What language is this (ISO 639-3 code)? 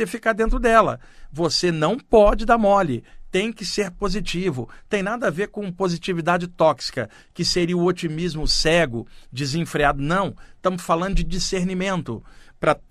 por